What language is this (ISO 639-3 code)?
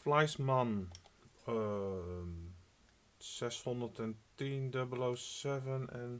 nld